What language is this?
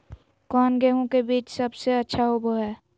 Magahi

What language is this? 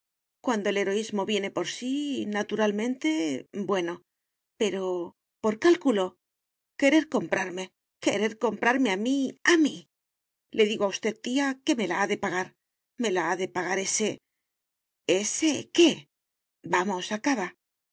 Spanish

